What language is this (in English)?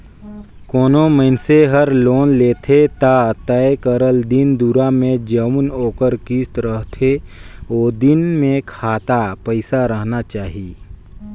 Chhattisgarhi